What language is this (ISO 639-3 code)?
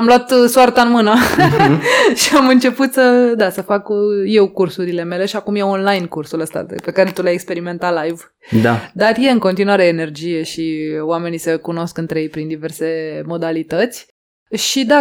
ron